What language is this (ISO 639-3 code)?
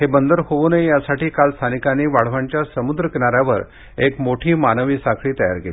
mar